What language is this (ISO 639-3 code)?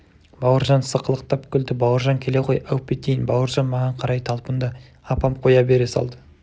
kaz